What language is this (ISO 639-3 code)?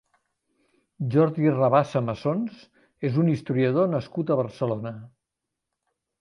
cat